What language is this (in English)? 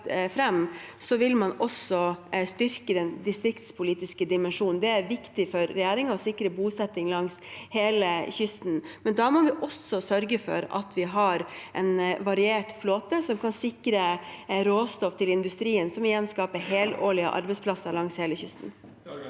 Norwegian